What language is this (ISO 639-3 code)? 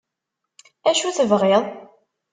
kab